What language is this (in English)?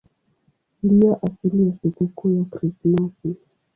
Swahili